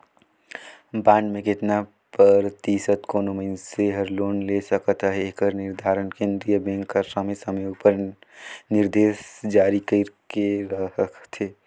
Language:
Chhattisgarhi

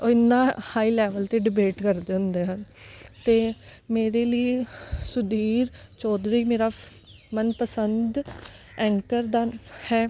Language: Punjabi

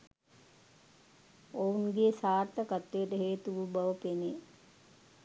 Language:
Sinhala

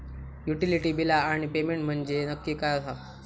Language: Marathi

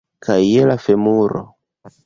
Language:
Esperanto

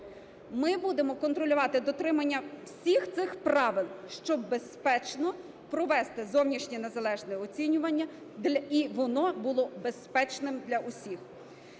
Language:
Ukrainian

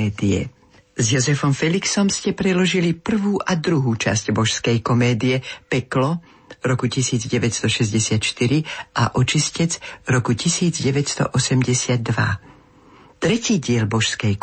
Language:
Slovak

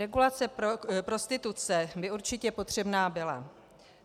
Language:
Czech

